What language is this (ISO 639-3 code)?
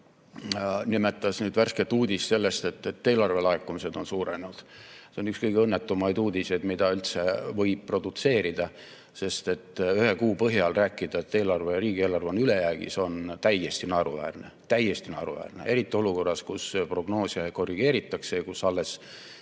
est